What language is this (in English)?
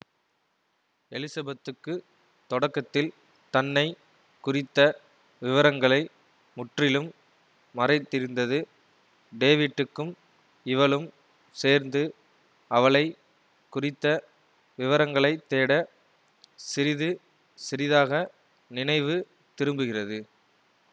Tamil